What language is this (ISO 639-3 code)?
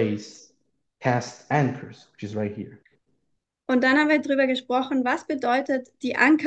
deu